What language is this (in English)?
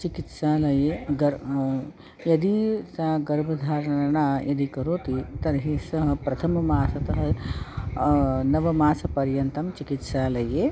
Sanskrit